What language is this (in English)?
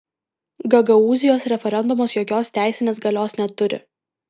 Lithuanian